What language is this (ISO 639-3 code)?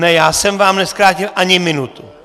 ces